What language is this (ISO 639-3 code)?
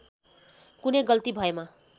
nep